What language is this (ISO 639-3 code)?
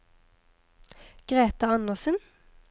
nor